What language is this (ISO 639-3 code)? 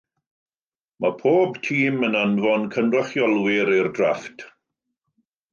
cym